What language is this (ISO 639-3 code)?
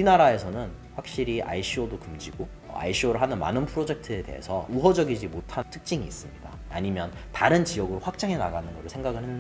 kor